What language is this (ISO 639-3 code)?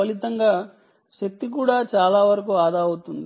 tel